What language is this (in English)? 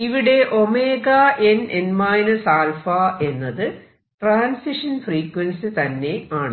Malayalam